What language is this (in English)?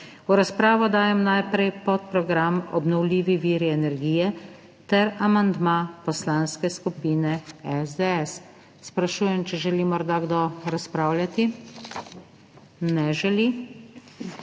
Slovenian